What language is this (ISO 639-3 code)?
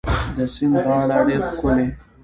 pus